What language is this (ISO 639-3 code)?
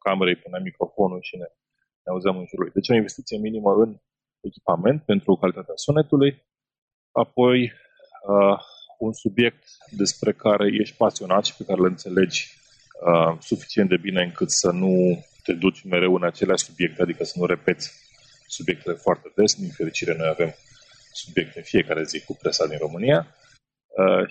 ron